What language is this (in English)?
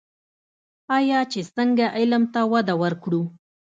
Pashto